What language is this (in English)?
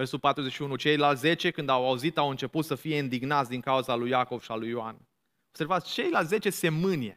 Romanian